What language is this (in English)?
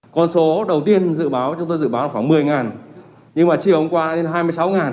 Vietnamese